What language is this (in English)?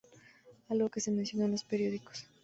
Spanish